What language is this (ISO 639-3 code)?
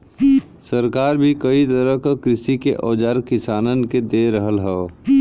bho